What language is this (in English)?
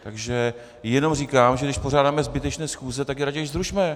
Czech